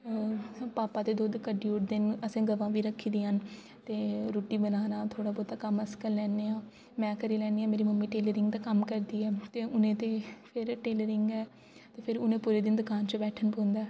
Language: Dogri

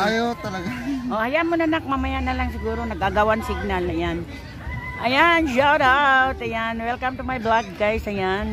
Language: Filipino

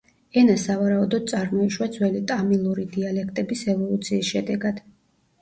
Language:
Georgian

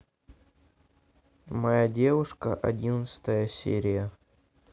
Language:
Russian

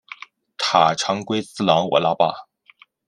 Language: Chinese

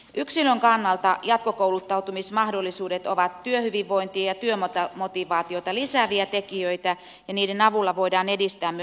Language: Finnish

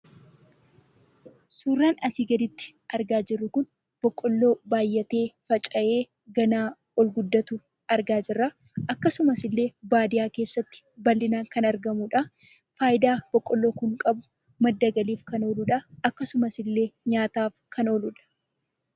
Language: Oromo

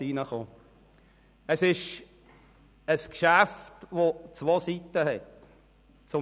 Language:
Swiss German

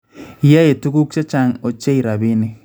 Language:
Kalenjin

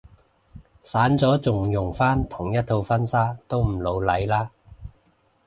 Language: Cantonese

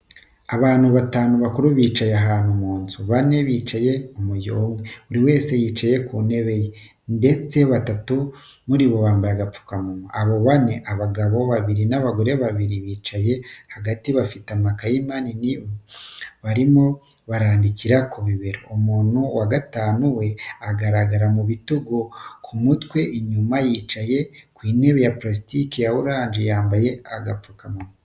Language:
Kinyarwanda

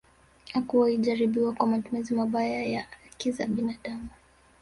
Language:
Swahili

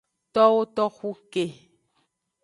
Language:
Aja (Benin)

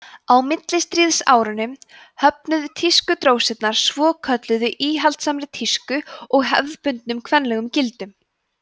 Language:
Icelandic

